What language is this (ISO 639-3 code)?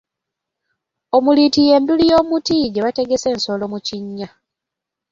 lug